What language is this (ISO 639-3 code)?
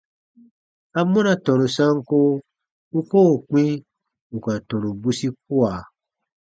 bba